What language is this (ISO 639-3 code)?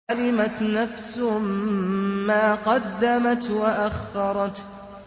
ara